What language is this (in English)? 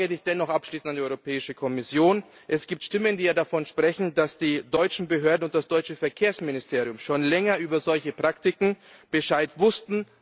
German